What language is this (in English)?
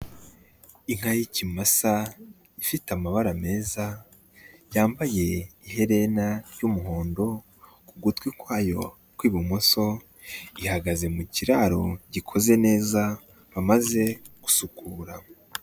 Kinyarwanda